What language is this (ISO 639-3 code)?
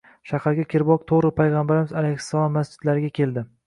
uzb